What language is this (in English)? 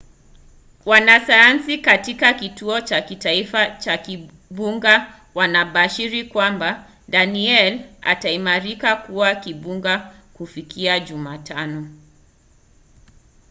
Swahili